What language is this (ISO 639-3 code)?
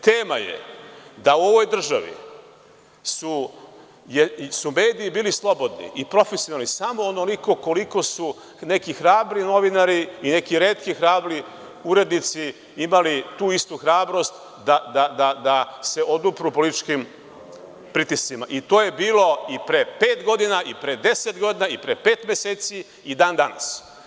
srp